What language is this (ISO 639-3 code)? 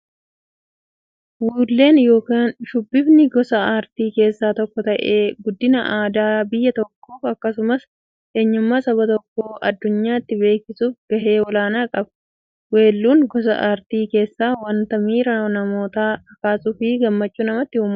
orm